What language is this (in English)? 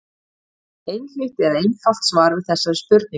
Icelandic